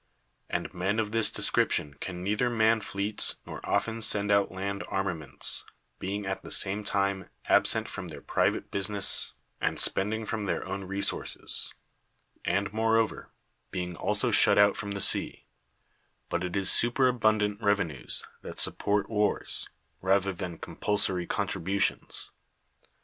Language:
English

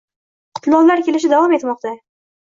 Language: Uzbek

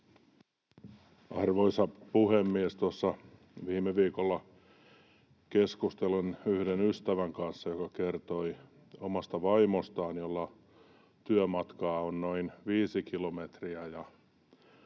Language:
Finnish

